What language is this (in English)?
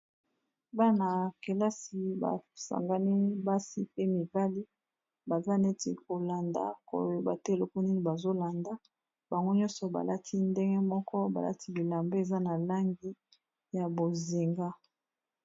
Lingala